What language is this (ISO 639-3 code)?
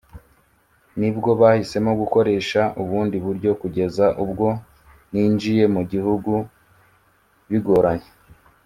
kin